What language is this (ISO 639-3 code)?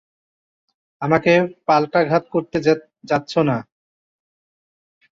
ben